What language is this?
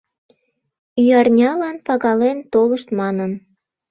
Mari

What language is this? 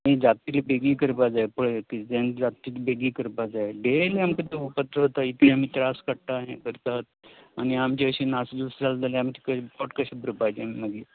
Konkani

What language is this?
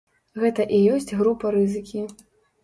Belarusian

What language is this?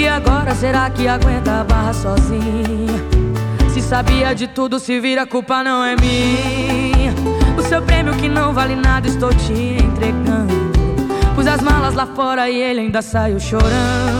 Portuguese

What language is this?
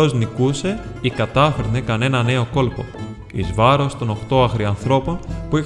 Greek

